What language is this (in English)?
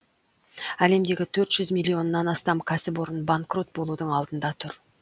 Kazakh